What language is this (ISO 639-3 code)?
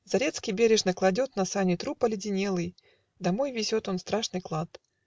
rus